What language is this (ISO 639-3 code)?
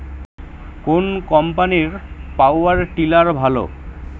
ben